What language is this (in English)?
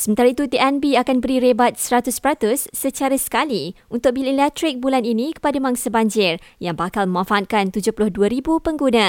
Malay